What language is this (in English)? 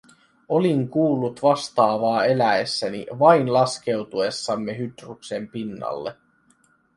Finnish